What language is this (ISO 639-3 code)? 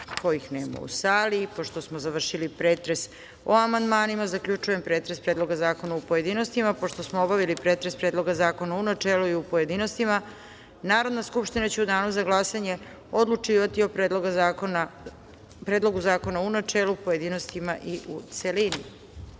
srp